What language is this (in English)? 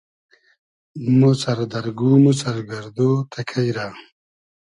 Hazaragi